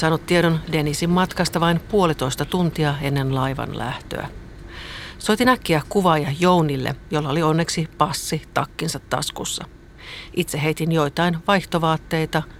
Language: Finnish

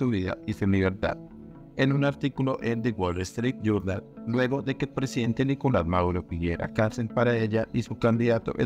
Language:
Spanish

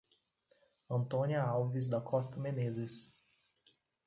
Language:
Portuguese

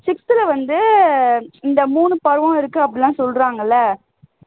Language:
Tamil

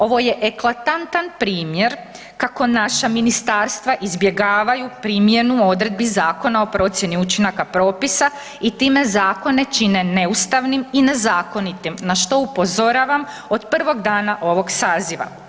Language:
Croatian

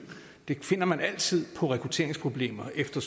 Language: Danish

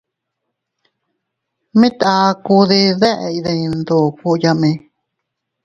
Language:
Teutila Cuicatec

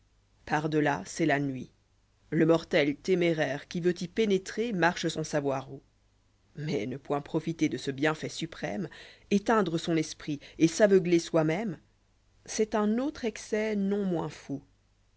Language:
French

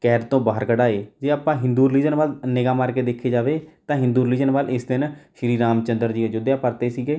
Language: Punjabi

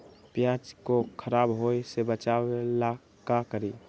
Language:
Magahi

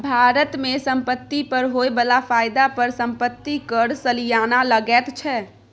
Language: Maithili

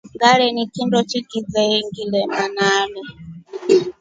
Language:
Rombo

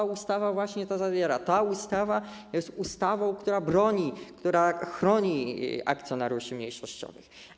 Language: Polish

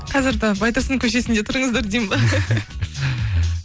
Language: Kazakh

